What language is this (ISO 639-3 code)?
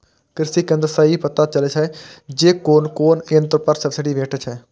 mai